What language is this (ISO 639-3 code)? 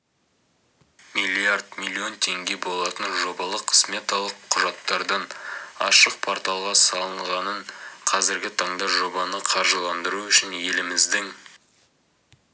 kaz